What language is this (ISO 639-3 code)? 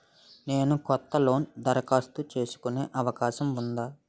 tel